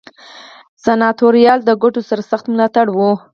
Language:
Pashto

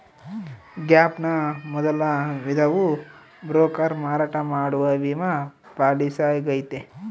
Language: Kannada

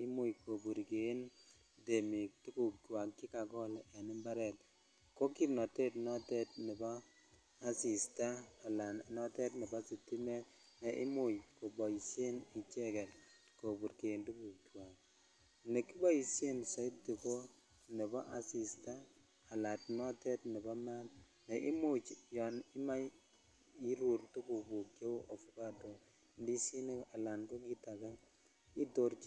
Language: Kalenjin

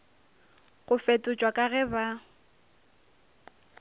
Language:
Northern Sotho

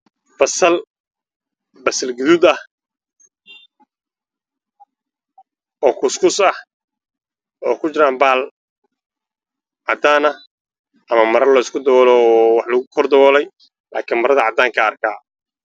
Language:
Somali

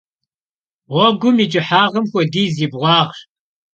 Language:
Kabardian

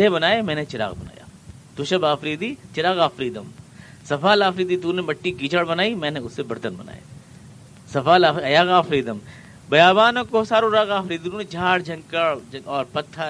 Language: Urdu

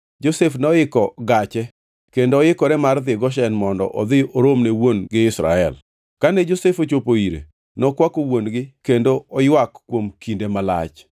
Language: Luo (Kenya and Tanzania)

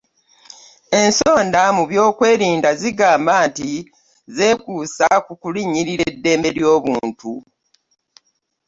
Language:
Ganda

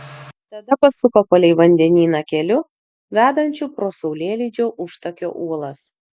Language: Lithuanian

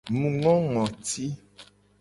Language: Gen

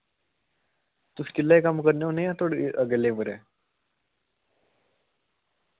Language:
Dogri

